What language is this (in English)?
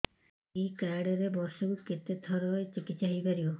Odia